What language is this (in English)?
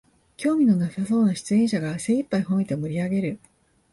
Japanese